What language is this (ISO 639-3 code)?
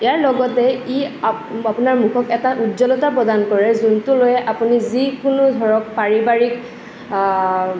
asm